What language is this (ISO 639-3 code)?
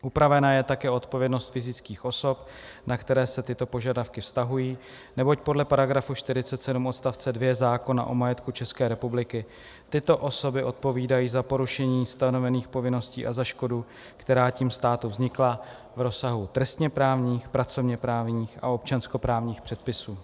ces